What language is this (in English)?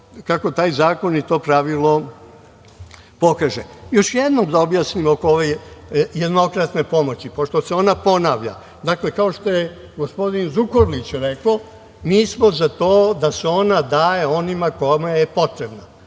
Serbian